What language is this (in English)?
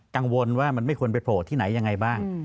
Thai